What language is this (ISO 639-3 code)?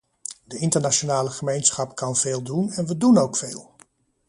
nld